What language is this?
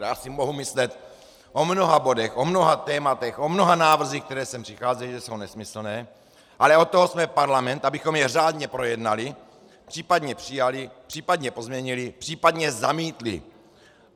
Czech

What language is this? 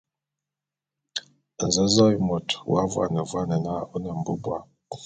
Bulu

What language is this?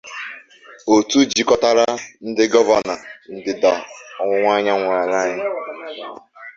Igbo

